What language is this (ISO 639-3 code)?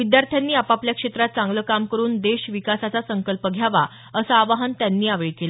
mar